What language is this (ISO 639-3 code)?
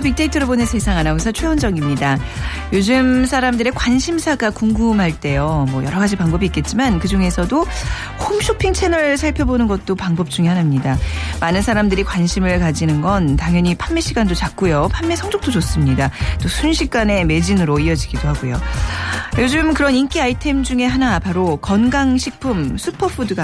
kor